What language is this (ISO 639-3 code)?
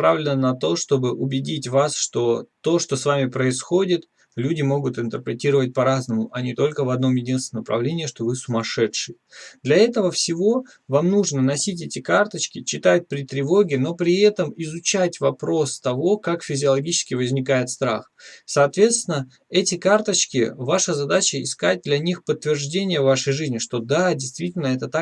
rus